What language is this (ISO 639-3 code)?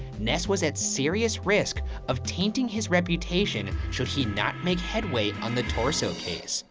eng